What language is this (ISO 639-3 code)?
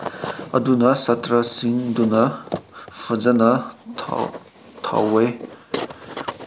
mni